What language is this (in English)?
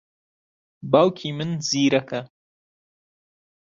Central Kurdish